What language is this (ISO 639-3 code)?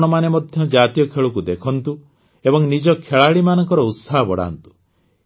ori